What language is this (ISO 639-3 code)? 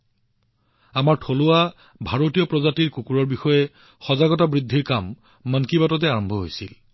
asm